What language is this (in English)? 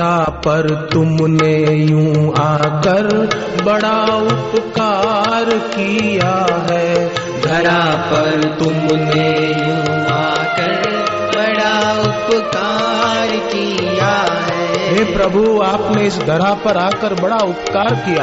Hindi